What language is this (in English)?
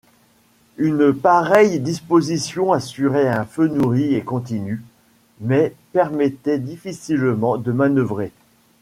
French